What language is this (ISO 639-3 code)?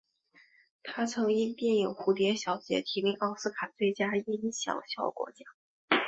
zho